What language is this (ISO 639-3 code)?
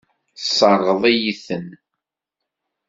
kab